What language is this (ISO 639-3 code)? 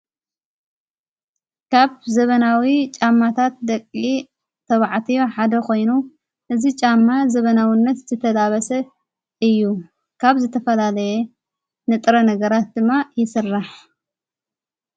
tir